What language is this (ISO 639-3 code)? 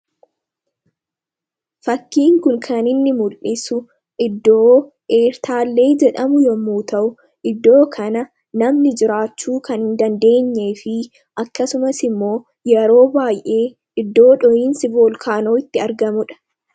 orm